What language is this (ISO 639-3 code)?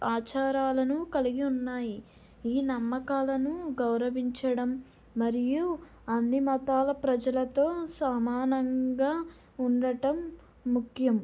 tel